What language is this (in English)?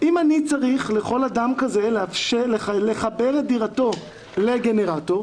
Hebrew